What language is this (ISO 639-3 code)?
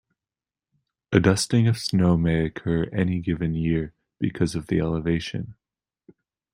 eng